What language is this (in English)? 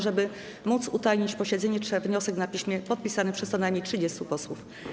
Polish